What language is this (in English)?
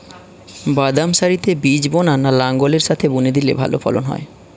Bangla